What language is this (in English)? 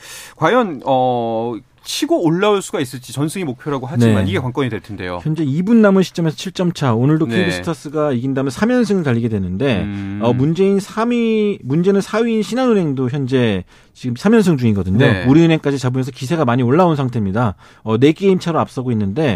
Korean